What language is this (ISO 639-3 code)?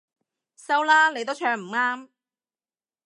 yue